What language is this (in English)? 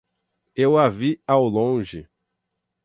Portuguese